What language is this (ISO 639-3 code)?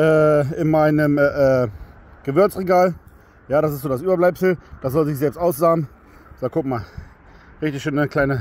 deu